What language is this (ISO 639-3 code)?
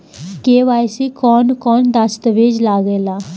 bho